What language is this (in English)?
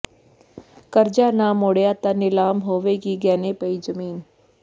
Punjabi